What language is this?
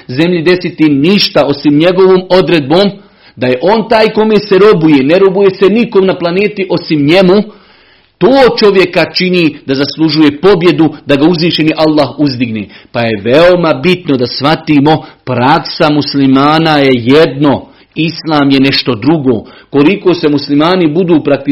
Croatian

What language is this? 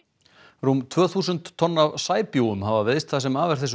Icelandic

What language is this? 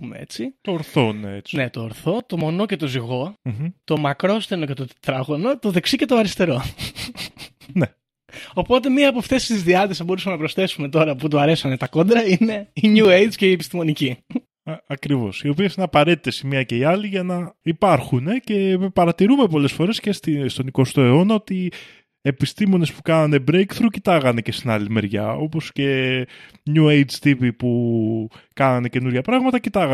Greek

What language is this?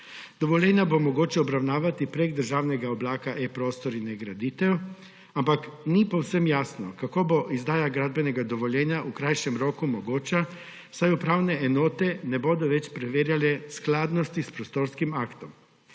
Slovenian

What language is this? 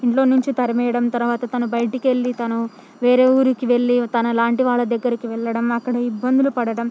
Telugu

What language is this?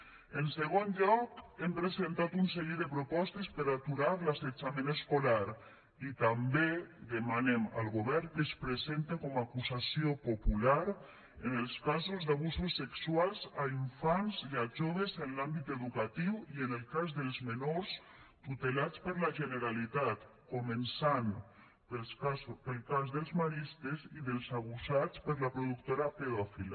Catalan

